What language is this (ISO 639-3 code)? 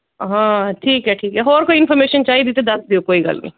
pan